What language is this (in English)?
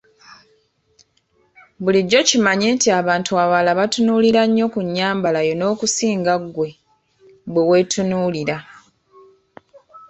Ganda